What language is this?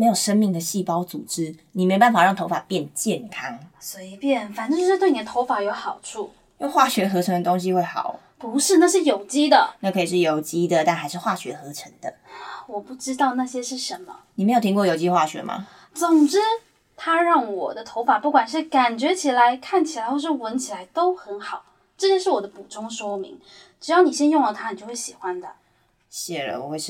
Chinese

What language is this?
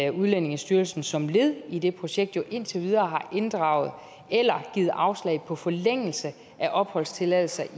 Danish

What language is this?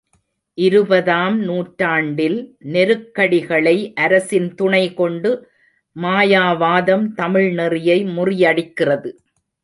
Tamil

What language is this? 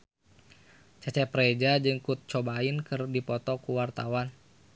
Sundanese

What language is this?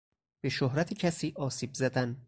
Persian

